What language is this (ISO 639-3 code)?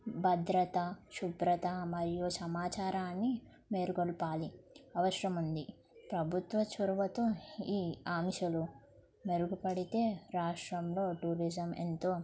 tel